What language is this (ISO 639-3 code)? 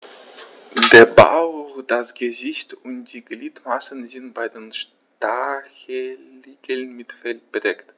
deu